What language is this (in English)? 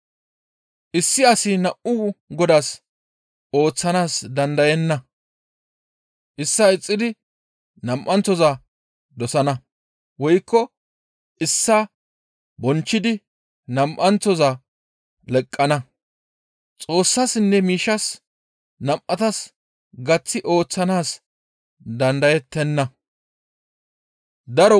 Gamo